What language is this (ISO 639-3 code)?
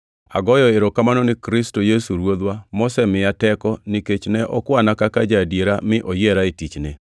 luo